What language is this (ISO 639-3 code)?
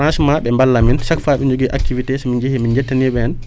wol